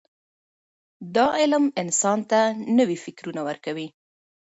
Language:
Pashto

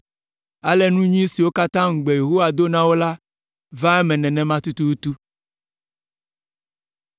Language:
Ewe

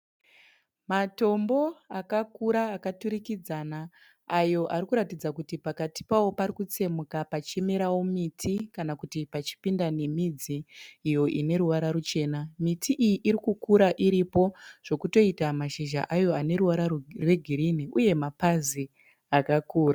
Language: Shona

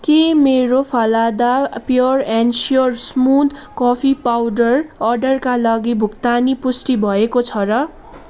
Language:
Nepali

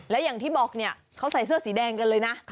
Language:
Thai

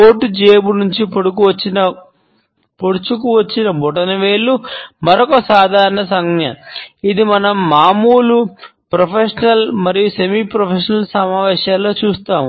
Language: Telugu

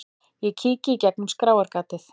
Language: Icelandic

